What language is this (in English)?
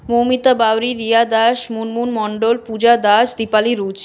Bangla